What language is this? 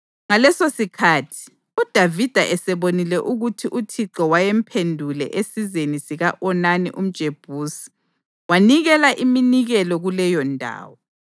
North Ndebele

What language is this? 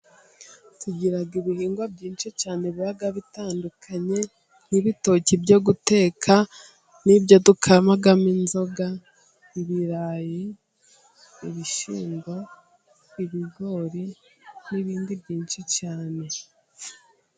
Kinyarwanda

